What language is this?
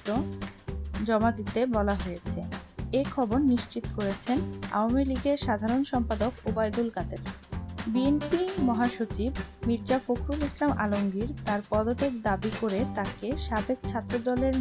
Turkish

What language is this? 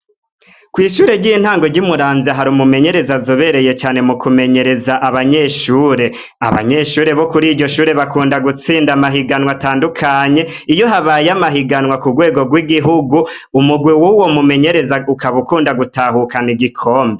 Rundi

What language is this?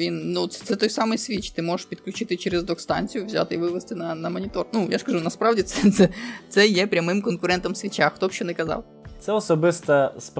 Ukrainian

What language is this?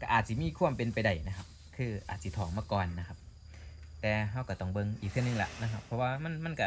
Thai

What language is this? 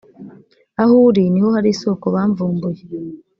Kinyarwanda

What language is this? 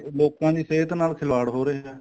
Punjabi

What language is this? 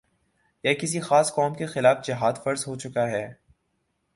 Urdu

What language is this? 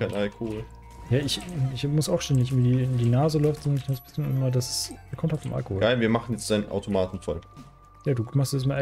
German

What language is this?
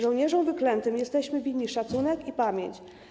Polish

